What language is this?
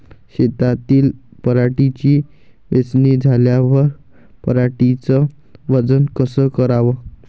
Marathi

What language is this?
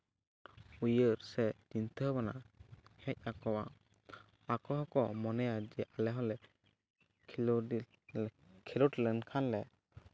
Santali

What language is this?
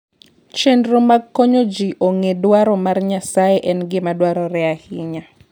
Luo (Kenya and Tanzania)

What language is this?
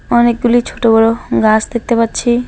Bangla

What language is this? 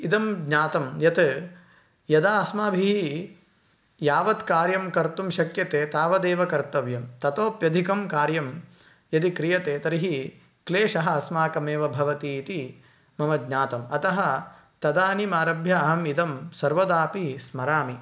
Sanskrit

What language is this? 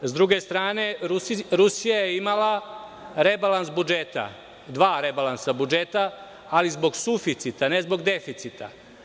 Serbian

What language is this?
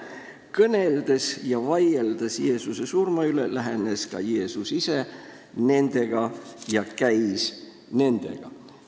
Estonian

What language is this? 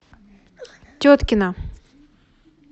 Russian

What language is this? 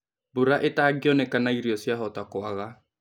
Kikuyu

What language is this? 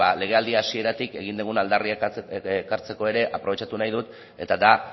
Basque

